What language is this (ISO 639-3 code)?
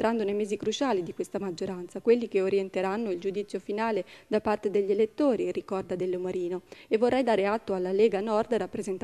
ita